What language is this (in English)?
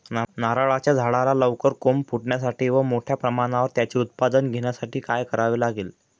Marathi